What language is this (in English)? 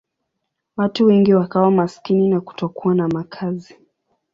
Swahili